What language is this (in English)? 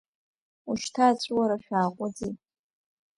Abkhazian